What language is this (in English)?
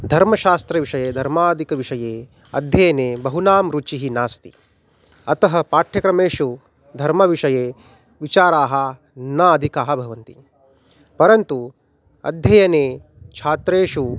Sanskrit